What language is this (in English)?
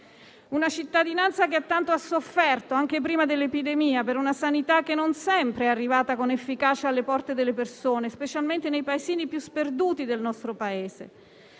Italian